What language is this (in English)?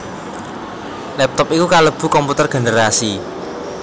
Javanese